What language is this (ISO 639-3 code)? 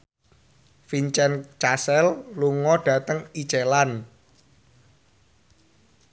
jav